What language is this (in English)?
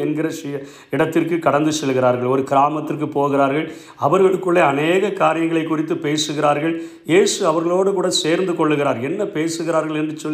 Tamil